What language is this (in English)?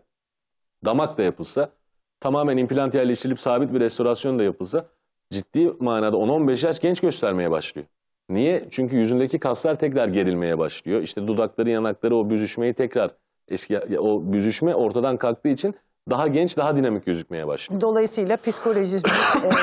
Turkish